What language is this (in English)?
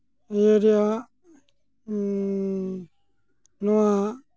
Santali